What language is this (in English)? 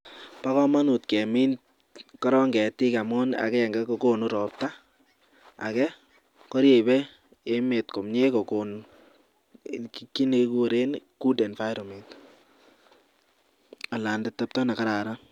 Kalenjin